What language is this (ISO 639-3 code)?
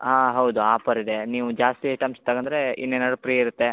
kan